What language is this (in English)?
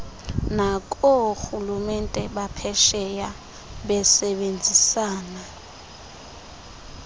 Xhosa